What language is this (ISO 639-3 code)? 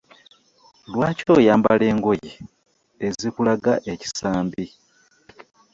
lug